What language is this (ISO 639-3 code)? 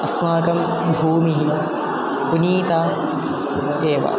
san